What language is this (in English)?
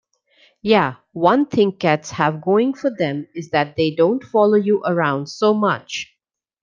English